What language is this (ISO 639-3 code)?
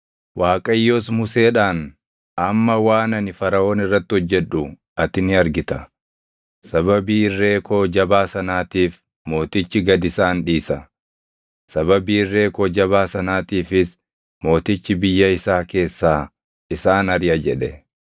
orm